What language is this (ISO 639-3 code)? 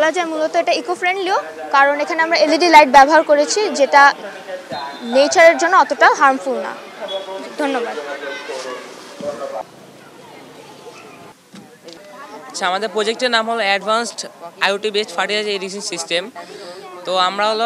ara